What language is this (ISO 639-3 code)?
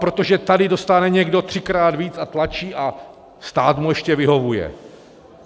ces